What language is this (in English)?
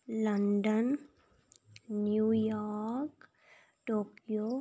Dogri